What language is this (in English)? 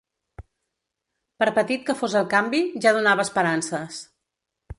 Catalan